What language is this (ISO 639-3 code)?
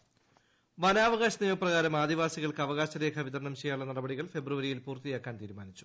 mal